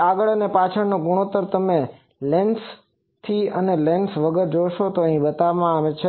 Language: Gujarati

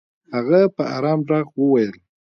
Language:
Pashto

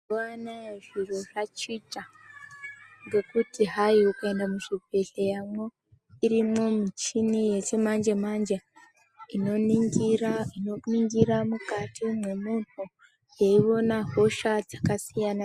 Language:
Ndau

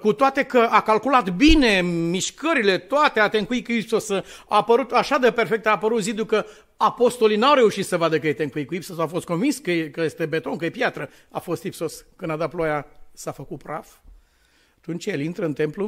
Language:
Romanian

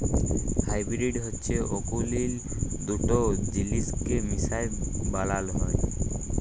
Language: Bangla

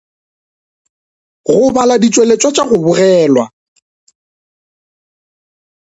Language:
Northern Sotho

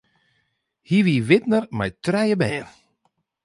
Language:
Western Frisian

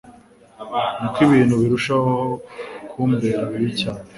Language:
Kinyarwanda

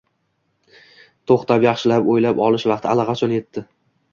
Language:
Uzbek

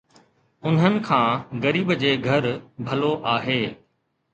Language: Sindhi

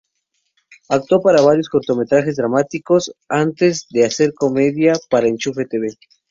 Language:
Spanish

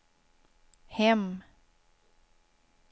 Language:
Swedish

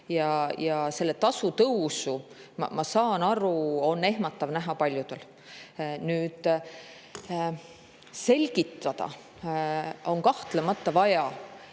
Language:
Estonian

